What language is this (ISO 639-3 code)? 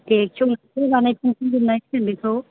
brx